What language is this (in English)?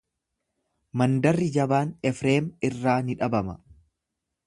Oromo